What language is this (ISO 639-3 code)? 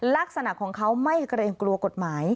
tha